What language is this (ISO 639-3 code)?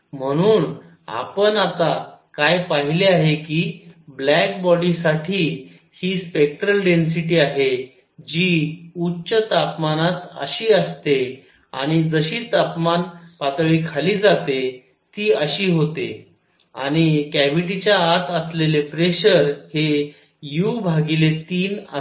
mar